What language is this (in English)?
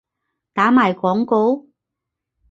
Cantonese